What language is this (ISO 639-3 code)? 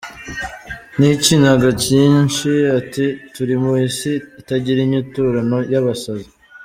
kin